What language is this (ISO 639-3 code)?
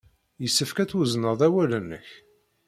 kab